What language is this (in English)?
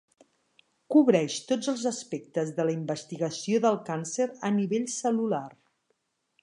Catalan